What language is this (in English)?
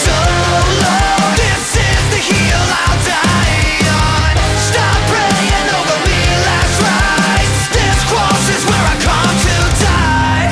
Ukrainian